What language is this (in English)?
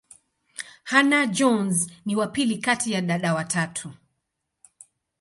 Swahili